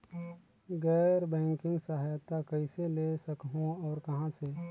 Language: Chhattisgarhi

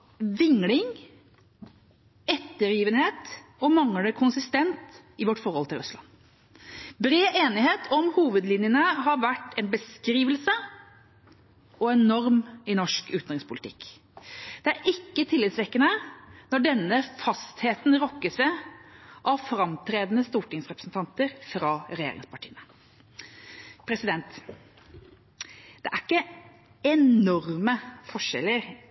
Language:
Norwegian Bokmål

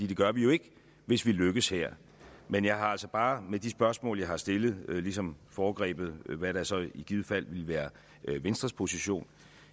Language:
Danish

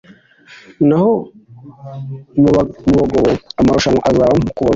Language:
Kinyarwanda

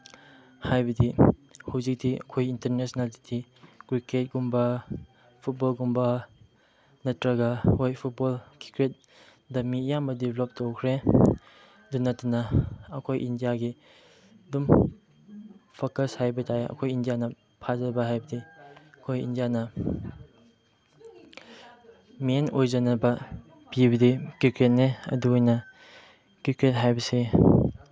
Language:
Manipuri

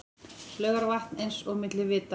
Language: Icelandic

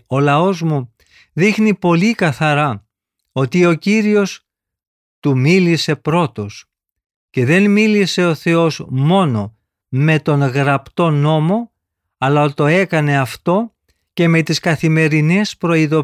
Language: Greek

